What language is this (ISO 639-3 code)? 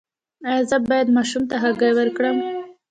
pus